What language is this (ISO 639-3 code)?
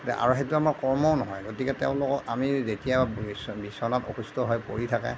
asm